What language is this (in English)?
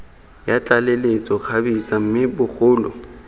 Tswana